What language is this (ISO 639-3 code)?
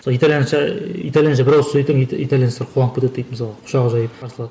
kaz